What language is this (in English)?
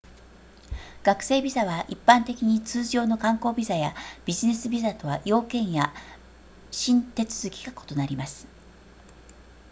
Japanese